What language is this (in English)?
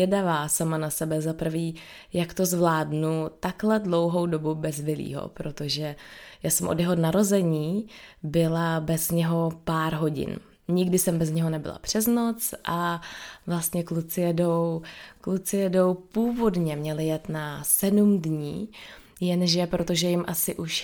Czech